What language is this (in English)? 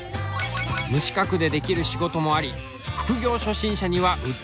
Japanese